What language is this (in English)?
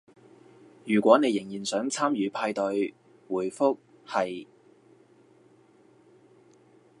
Cantonese